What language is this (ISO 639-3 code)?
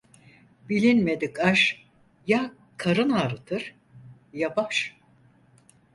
tur